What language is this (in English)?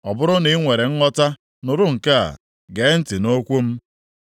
Igbo